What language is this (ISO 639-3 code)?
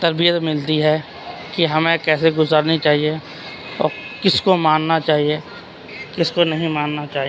urd